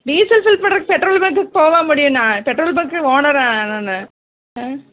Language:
Tamil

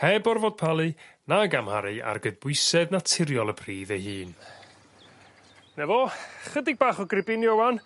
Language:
Welsh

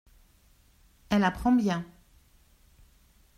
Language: French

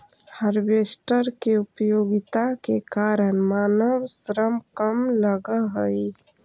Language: Magahi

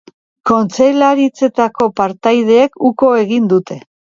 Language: Basque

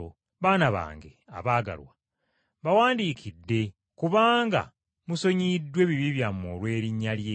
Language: Ganda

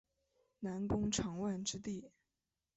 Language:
Chinese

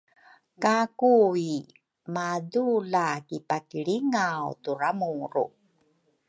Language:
Rukai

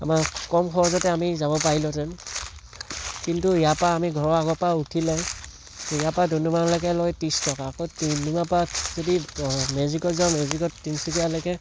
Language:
Assamese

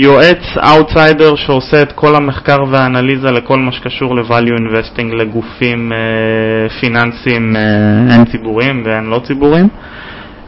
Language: Hebrew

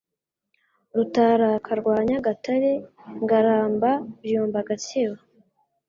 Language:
Kinyarwanda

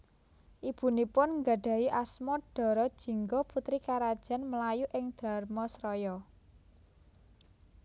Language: Javanese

